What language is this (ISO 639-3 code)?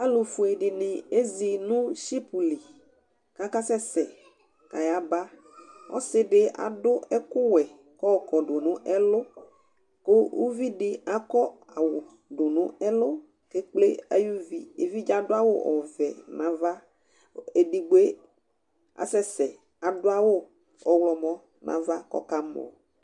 kpo